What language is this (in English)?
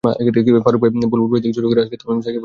Bangla